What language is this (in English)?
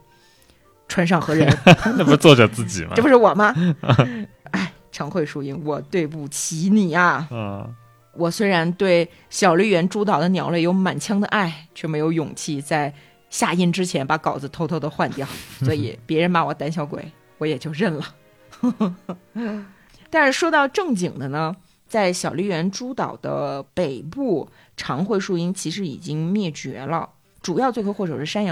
Chinese